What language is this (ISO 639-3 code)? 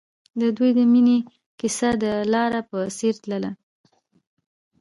pus